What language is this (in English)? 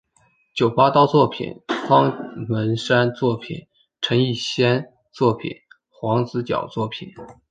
Chinese